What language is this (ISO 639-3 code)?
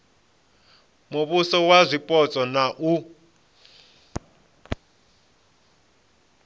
ven